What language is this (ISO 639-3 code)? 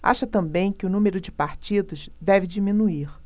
por